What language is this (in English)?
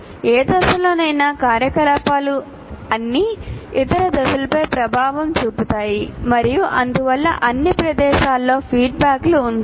Telugu